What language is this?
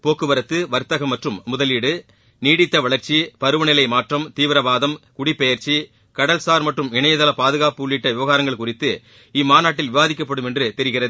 Tamil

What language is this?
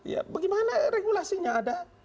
Indonesian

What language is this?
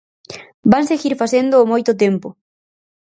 Galician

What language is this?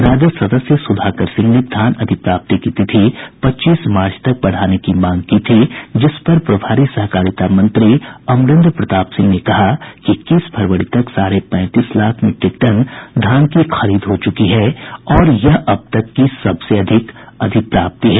Hindi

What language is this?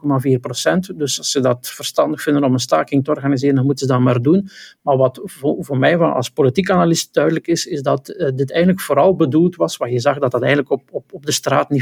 Dutch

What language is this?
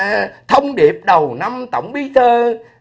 Vietnamese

